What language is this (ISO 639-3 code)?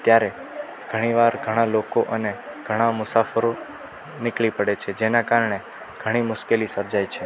guj